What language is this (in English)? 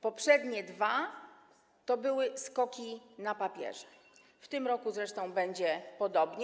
Polish